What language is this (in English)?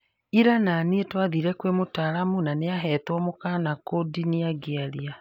Kikuyu